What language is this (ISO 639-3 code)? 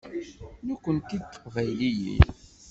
kab